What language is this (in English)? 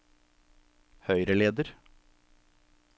Norwegian